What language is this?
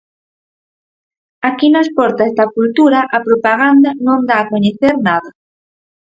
Galician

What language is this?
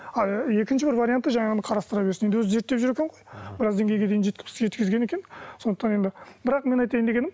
Kazakh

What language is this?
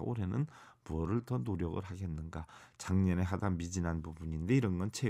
Korean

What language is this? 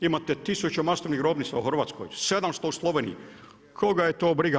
Croatian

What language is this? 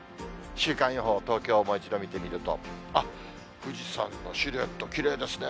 Japanese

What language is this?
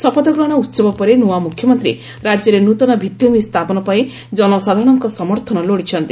Odia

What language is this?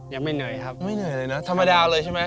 Thai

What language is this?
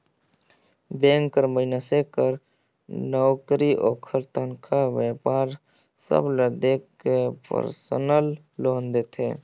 Chhattisgarhi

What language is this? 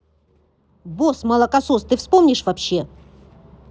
Russian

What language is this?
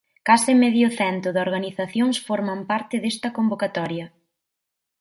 Galician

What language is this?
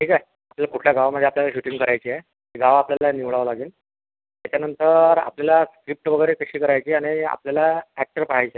Marathi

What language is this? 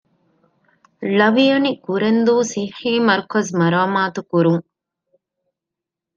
Divehi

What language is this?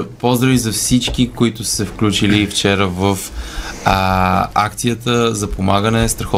Bulgarian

